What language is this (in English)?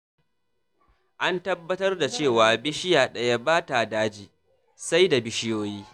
Hausa